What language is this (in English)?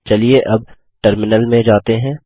Hindi